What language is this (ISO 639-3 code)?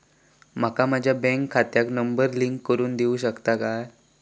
mar